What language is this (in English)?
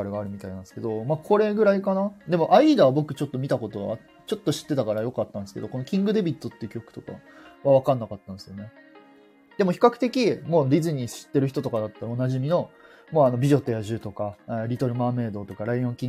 Japanese